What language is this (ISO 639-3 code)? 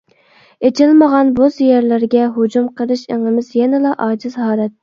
uig